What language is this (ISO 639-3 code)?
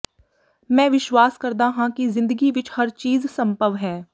pan